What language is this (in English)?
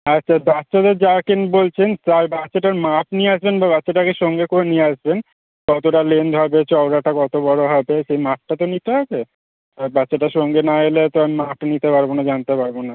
Bangla